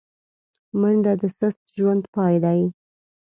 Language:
Pashto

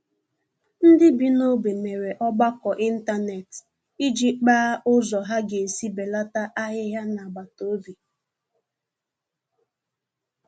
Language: Igbo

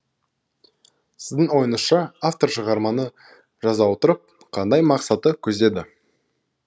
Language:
Kazakh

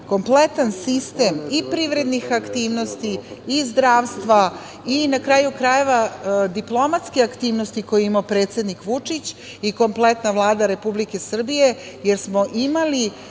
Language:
Serbian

